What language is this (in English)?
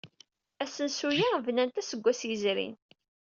Kabyle